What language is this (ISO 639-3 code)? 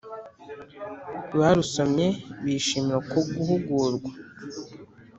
kin